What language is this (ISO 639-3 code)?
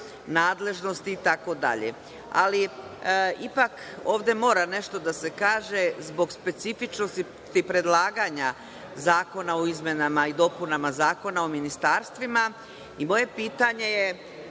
srp